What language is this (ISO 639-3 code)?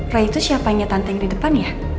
ind